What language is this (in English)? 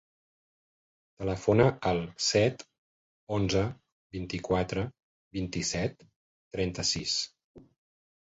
Catalan